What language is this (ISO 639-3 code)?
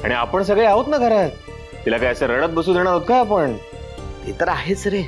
mar